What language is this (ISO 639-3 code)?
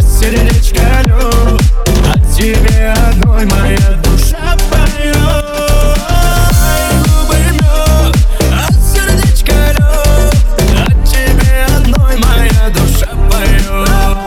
rus